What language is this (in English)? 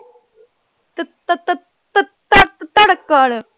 Punjabi